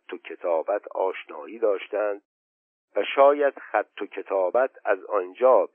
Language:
Persian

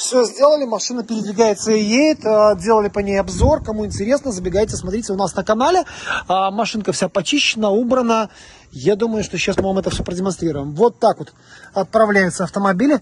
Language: Russian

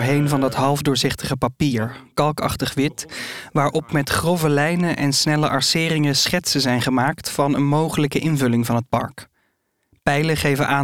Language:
Dutch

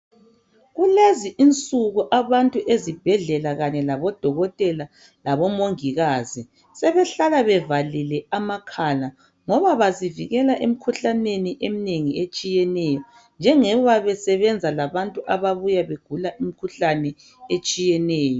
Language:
North Ndebele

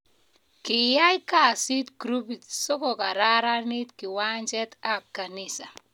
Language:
Kalenjin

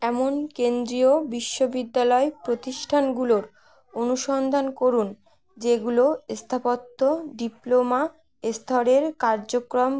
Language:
Bangla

